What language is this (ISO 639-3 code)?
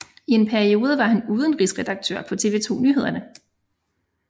dan